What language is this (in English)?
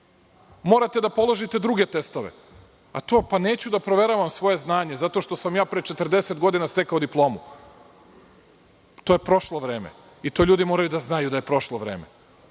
Serbian